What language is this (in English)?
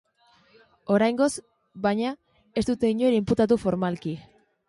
Basque